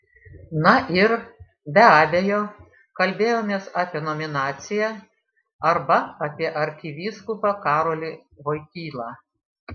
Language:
Lithuanian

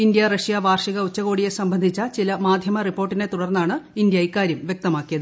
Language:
Malayalam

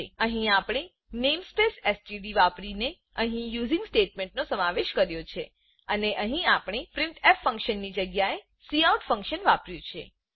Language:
Gujarati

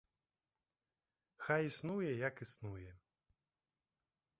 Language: Belarusian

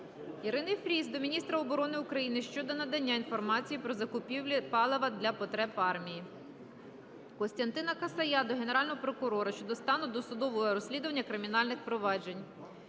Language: Ukrainian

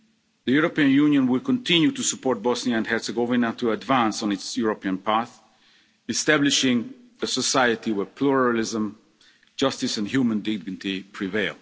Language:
English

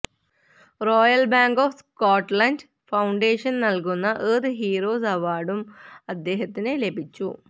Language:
Malayalam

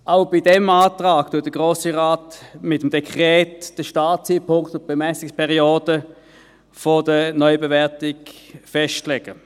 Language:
Swiss German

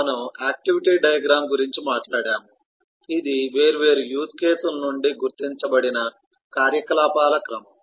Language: Telugu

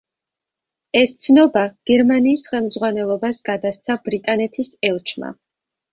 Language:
Georgian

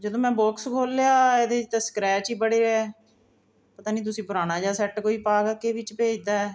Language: Punjabi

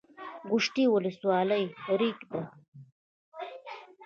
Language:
Pashto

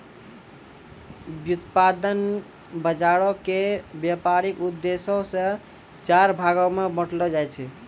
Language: Maithili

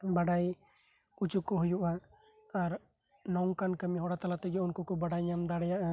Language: Santali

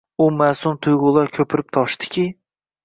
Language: Uzbek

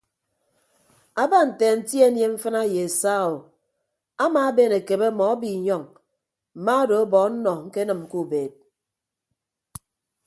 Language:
Ibibio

